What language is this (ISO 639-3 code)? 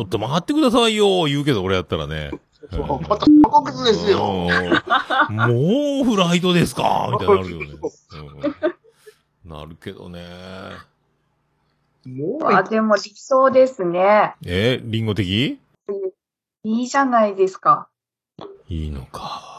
jpn